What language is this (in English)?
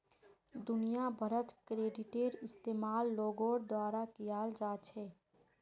Magahi